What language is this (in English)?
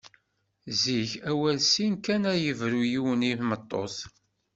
Kabyle